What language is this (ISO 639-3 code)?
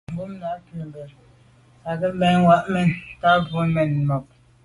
byv